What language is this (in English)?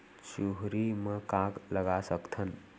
Chhattisgarhi